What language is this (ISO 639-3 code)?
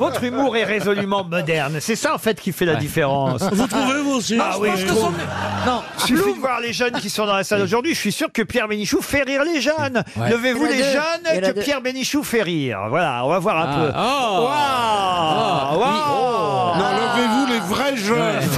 fra